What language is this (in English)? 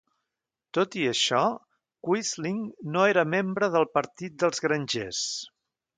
Catalan